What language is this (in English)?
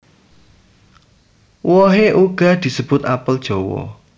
Javanese